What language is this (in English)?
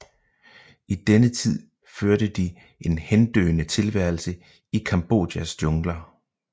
Danish